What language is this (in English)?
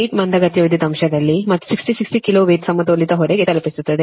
Kannada